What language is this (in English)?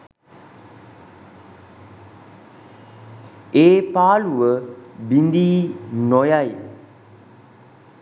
Sinhala